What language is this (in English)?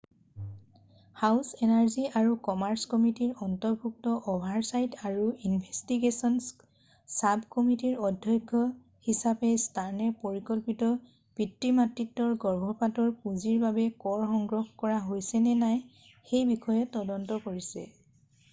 Assamese